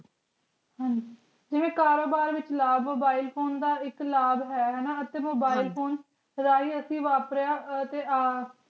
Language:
Punjabi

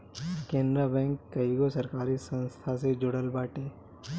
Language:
Bhojpuri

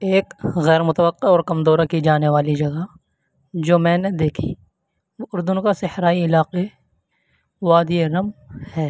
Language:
Urdu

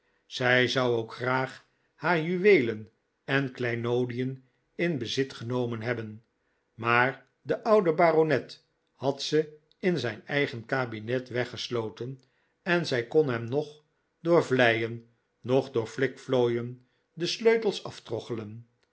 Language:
Dutch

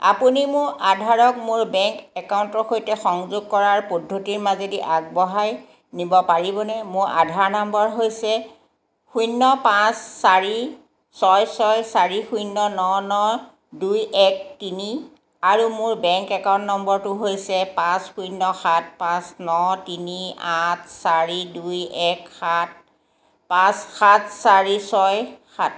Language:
Assamese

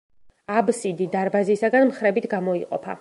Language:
Georgian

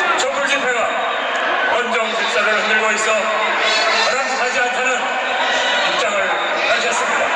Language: Korean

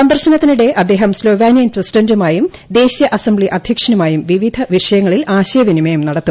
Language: Malayalam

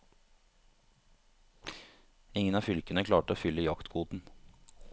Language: Norwegian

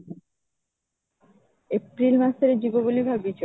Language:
Odia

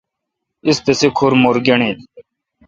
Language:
Kalkoti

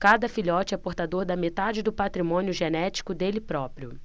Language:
Portuguese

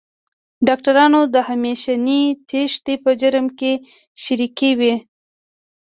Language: Pashto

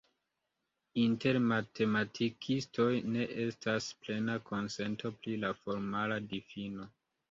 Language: Esperanto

